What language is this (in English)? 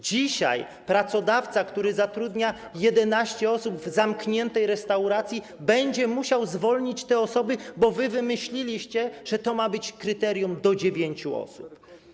Polish